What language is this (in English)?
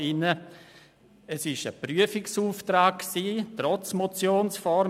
Swiss German